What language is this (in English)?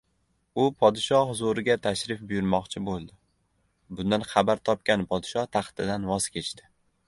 Uzbek